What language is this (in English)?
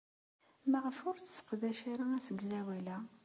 Kabyle